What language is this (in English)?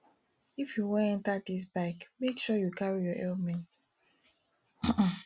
Nigerian Pidgin